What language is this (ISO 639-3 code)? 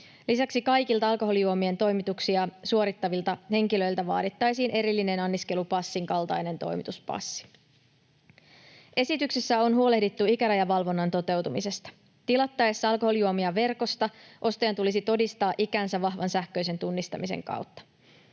fin